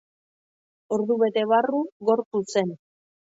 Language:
Basque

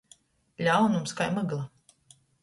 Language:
Latgalian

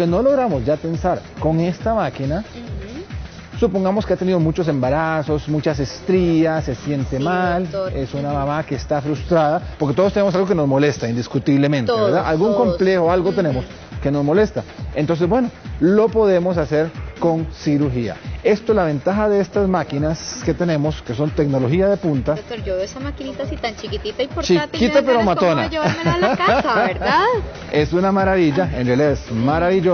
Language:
Spanish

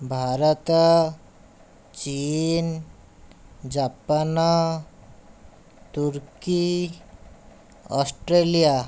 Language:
Odia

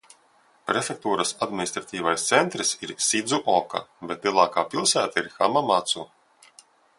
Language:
Latvian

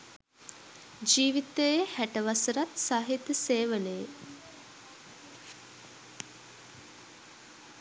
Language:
Sinhala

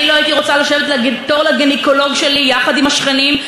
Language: Hebrew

